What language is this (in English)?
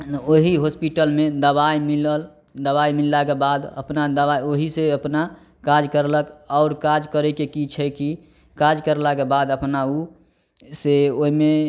Maithili